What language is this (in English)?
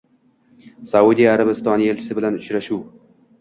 Uzbek